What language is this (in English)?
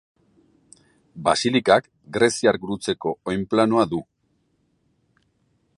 Basque